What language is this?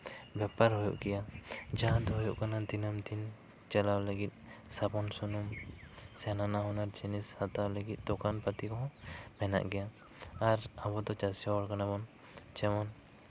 Santali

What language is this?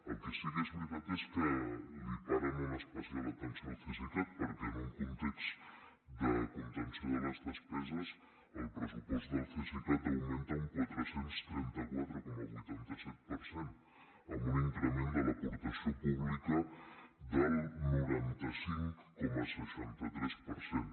Catalan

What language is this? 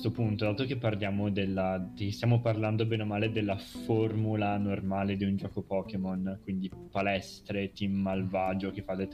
Italian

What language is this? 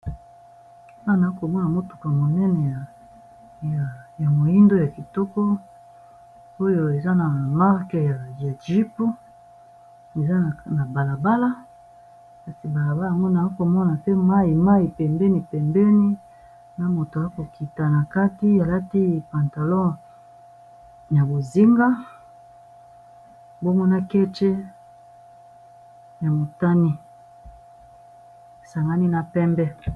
Lingala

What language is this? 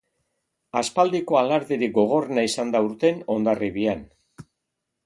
Basque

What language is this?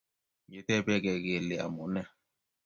Kalenjin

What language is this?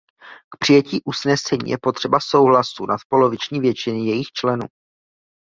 Czech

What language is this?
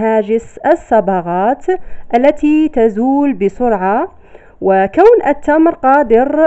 Arabic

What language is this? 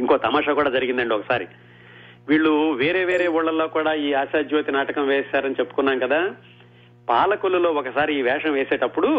Telugu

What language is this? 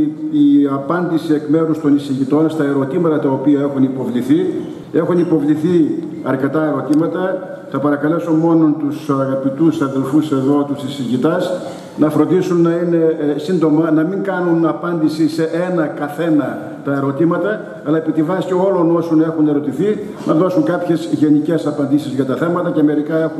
Greek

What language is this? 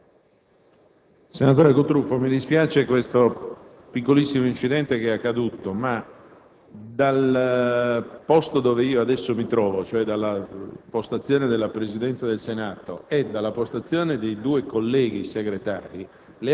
Italian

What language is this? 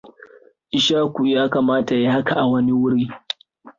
Hausa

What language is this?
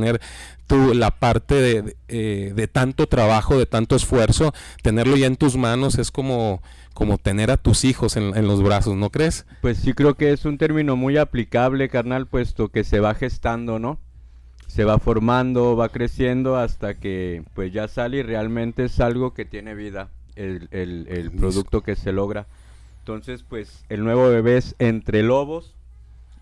Spanish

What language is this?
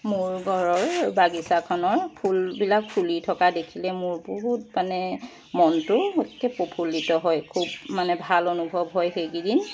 Assamese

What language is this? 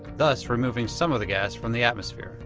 English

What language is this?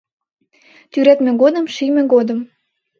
Mari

